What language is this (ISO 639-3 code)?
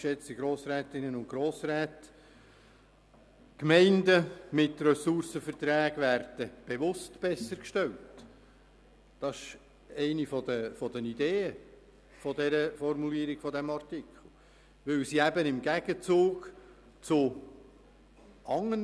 gsw